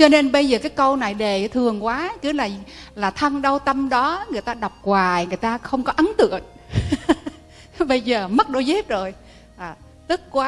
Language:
Vietnamese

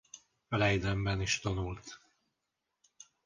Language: Hungarian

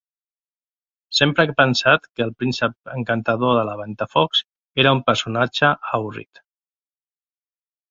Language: Catalan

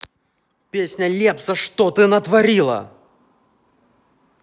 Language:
Russian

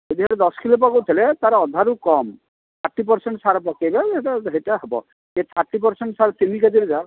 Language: Odia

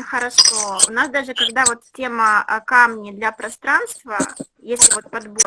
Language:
Russian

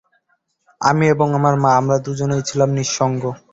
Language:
Bangla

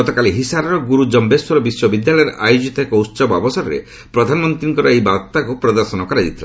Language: Odia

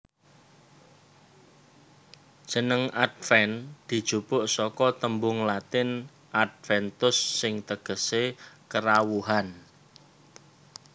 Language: Javanese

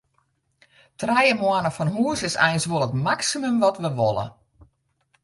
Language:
Western Frisian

